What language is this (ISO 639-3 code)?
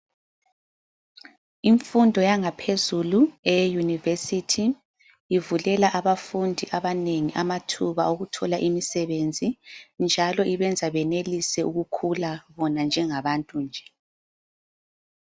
nde